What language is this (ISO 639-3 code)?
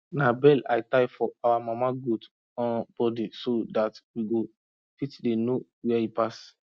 pcm